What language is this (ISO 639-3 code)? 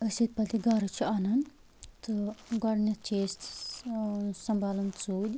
kas